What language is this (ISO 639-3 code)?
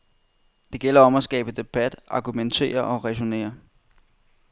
dan